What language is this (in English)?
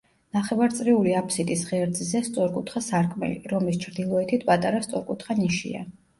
Georgian